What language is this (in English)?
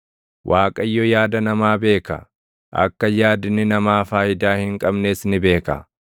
Oromo